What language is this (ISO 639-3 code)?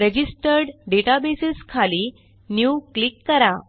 mar